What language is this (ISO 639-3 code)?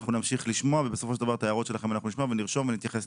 heb